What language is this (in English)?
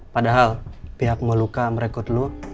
Indonesian